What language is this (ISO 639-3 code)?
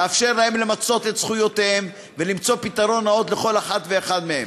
heb